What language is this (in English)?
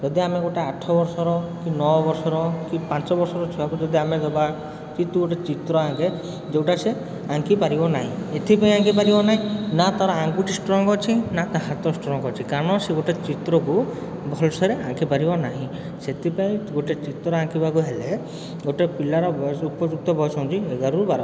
Odia